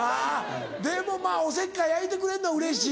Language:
Japanese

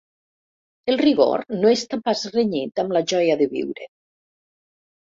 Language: Catalan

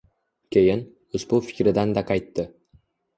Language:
Uzbek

